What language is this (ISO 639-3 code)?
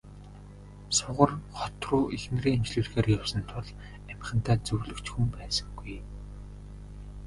mon